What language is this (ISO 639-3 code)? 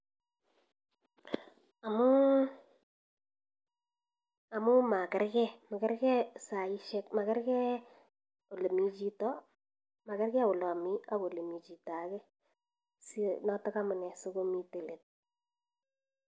kln